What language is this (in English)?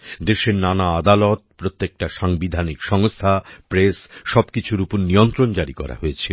Bangla